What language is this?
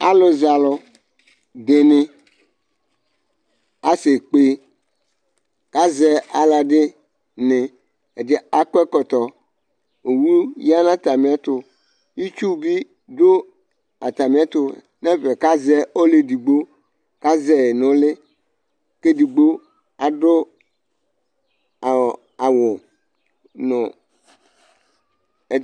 Ikposo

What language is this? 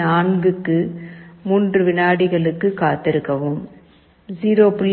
Tamil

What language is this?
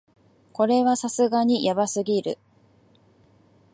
Japanese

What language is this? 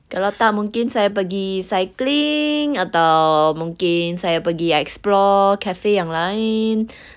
English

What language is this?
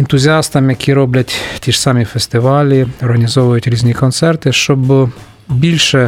Ukrainian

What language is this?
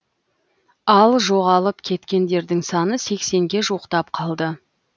Kazakh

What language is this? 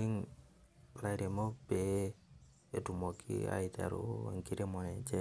Masai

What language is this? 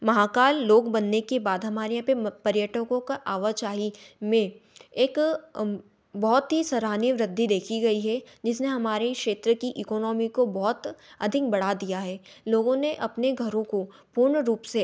Hindi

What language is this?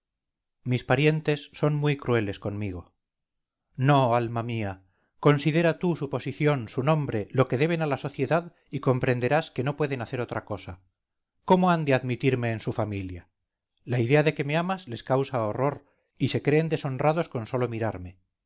Spanish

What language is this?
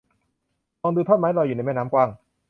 Thai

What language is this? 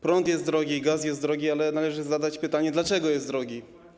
Polish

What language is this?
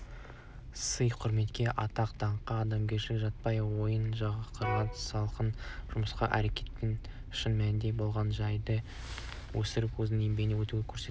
Kazakh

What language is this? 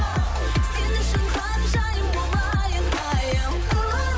Kazakh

